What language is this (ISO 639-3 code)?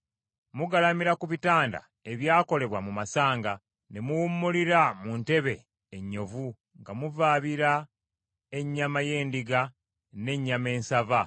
lug